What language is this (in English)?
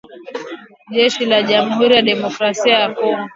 Swahili